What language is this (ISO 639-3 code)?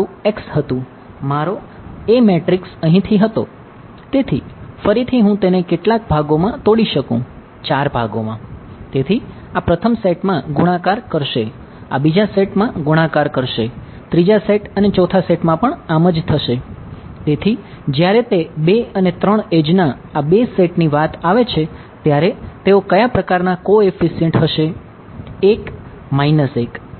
guj